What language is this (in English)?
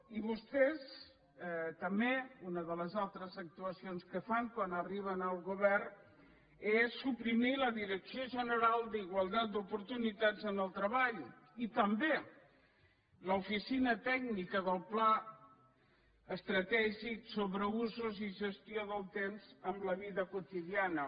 Catalan